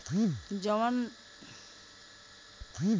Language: Bhojpuri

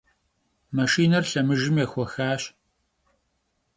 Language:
Kabardian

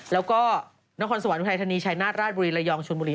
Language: Thai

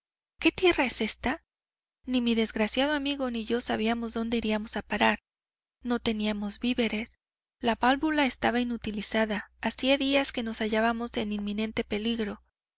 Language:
Spanish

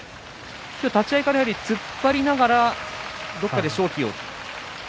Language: Japanese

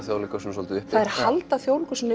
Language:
Icelandic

